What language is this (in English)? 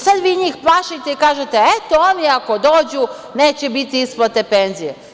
Serbian